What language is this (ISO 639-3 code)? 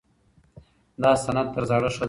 pus